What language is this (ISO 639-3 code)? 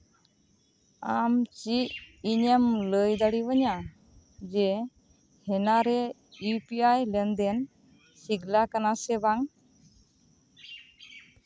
sat